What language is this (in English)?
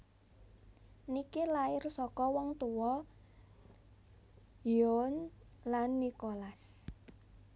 Javanese